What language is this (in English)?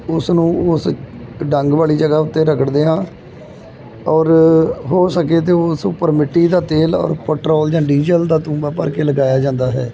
Punjabi